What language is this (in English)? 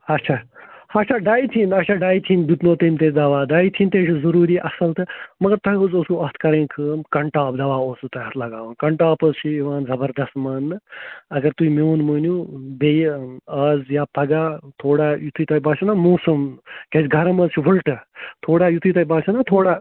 Kashmiri